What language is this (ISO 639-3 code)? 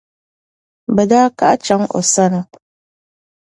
dag